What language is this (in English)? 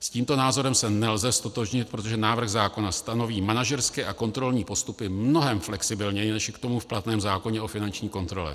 Czech